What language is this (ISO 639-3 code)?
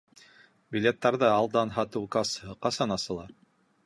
bak